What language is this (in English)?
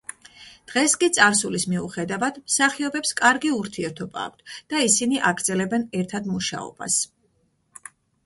Georgian